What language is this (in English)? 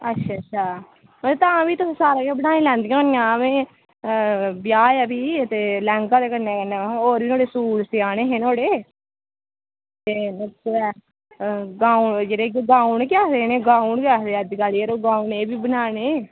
Dogri